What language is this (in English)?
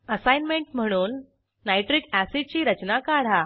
Marathi